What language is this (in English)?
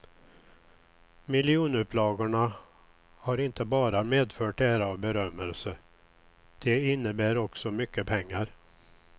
Swedish